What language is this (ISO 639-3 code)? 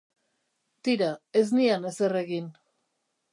eus